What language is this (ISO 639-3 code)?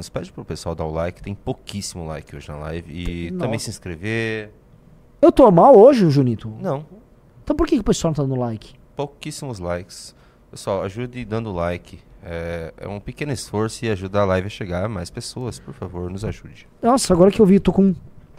por